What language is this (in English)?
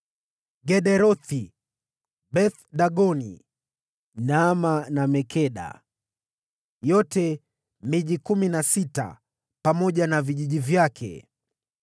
Swahili